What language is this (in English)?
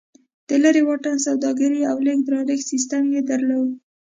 Pashto